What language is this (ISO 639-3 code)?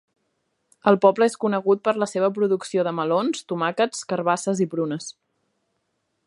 cat